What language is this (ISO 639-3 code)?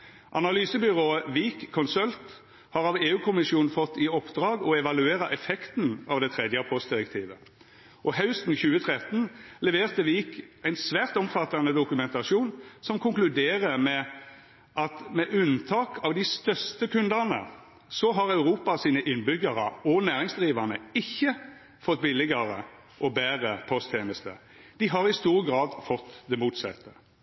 nno